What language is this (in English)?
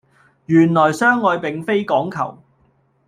Cantonese